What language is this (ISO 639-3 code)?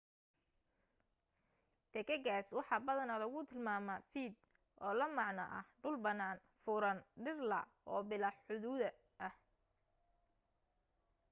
som